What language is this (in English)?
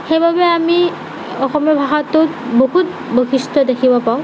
Assamese